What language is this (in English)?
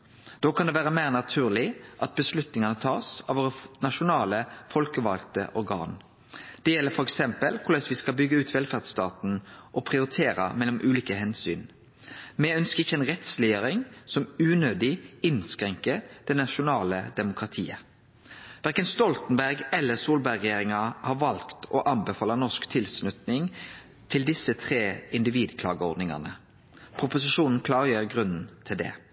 Norwegian Nynorsk